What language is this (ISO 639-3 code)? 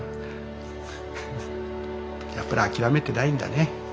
jpn